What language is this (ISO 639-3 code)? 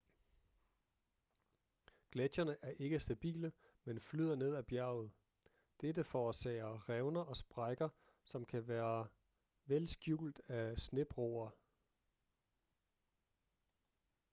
dan